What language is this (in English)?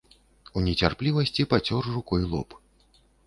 Belarusian